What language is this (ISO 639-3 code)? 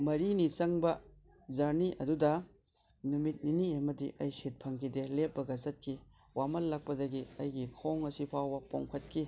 mni